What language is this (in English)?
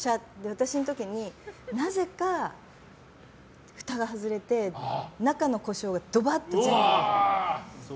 Japanese